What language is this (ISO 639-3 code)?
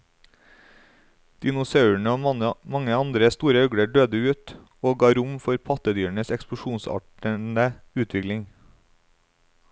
nor